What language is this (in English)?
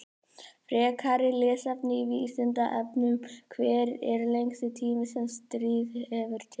Icelandic